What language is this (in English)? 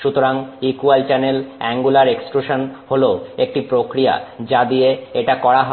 Bangla